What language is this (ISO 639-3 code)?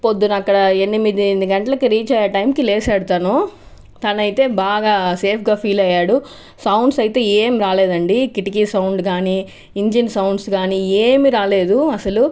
tel